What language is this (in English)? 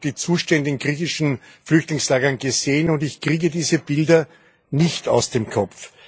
German